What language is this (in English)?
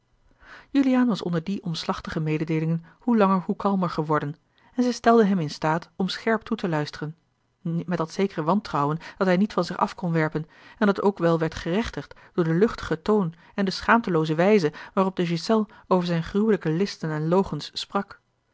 Dutch